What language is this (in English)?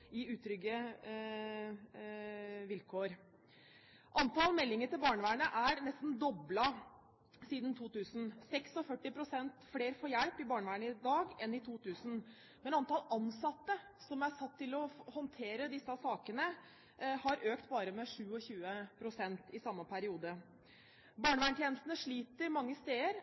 Norwegian Bokmål